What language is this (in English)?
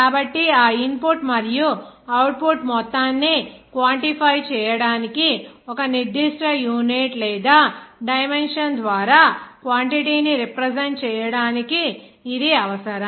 Telugu